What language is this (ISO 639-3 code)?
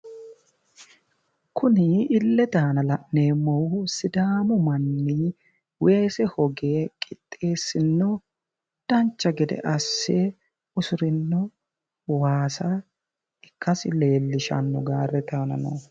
sid